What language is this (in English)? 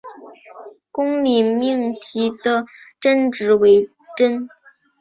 Chinese